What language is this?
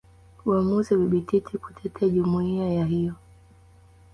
Swahili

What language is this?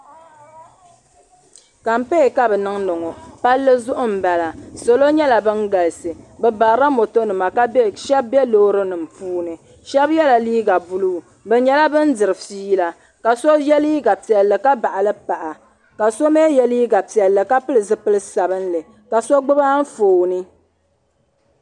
Dagbani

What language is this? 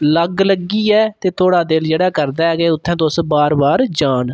Dogri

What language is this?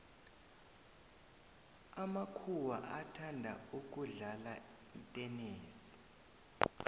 South Ndebele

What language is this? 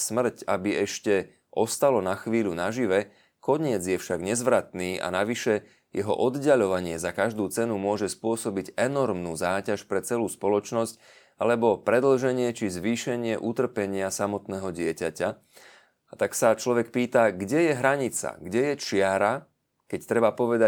Slovak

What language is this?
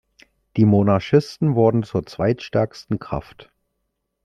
German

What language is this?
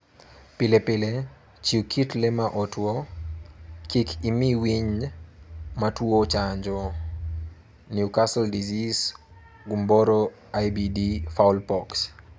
Luo (Kenya and Tanzania)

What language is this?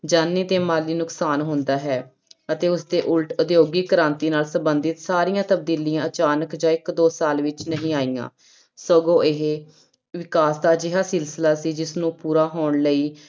Punjabi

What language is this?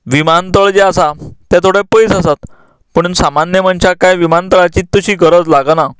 Konkani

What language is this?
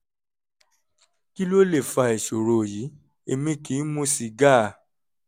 Yoruba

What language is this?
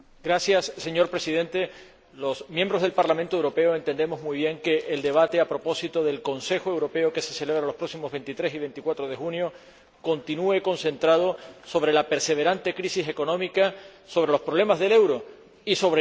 Spanish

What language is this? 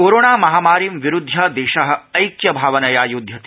Sanskrit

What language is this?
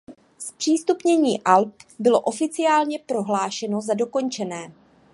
Czech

